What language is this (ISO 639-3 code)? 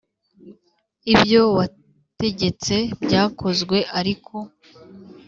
kin